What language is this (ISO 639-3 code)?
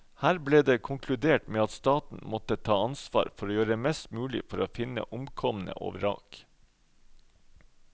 nor